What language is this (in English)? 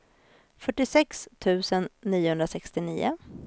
Swedish